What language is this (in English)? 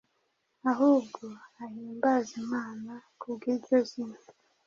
Kinyarwanda